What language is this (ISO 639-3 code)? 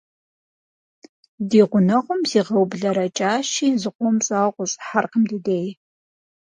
kbd